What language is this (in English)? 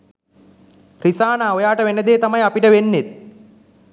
Sinhala